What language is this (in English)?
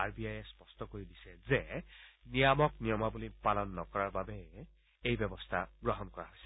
Assamese